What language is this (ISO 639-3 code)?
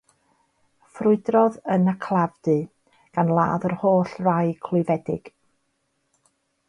cym